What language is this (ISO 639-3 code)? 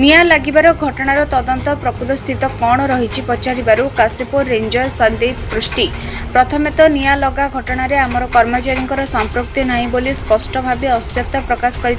hin